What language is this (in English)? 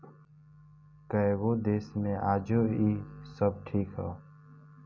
Bhojpuri